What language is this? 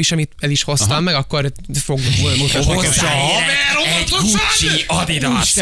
Hungarian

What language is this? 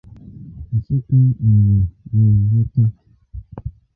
Igbo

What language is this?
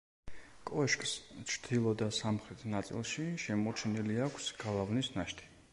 Georgian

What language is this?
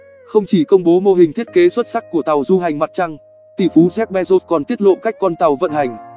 Vietnamese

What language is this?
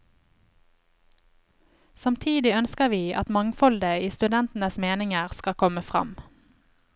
Norwegian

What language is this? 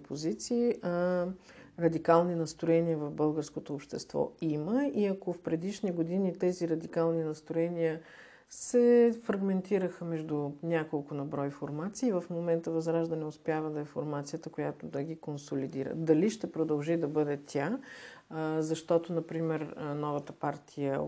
Bulgarian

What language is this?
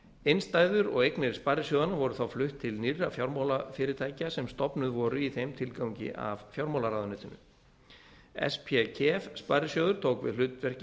Icelandic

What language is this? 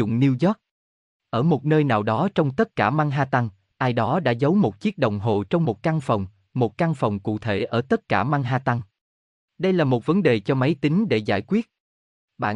Vietnamese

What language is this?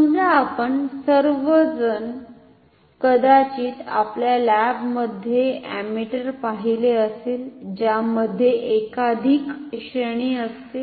Marathi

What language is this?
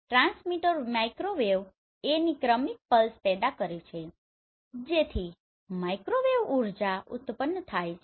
Gujarati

